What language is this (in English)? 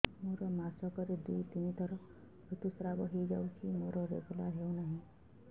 Odia